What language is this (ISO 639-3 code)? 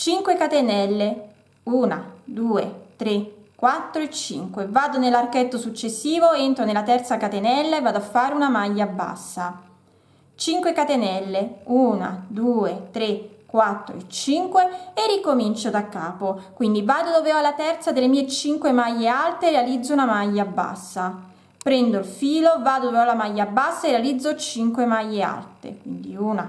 ita